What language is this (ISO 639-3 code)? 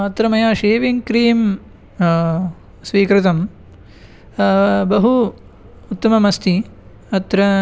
san